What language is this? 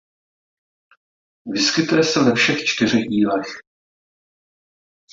Czech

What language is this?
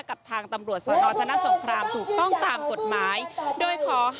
Thai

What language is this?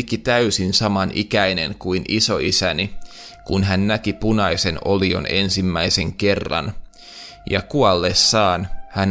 Finnish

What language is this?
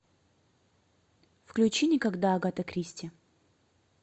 Russian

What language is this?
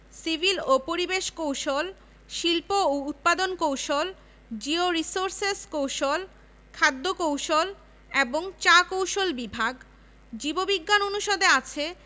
Bangla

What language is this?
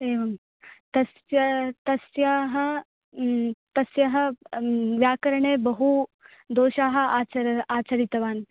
Sanskrit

